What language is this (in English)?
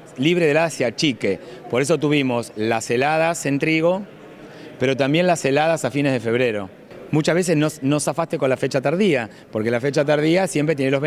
Spanish